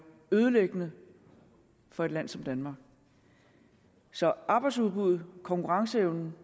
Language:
Danish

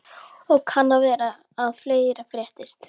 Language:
Icelandic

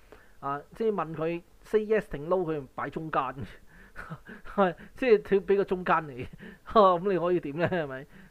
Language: Chinese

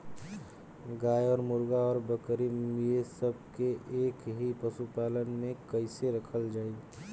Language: Bhojpuri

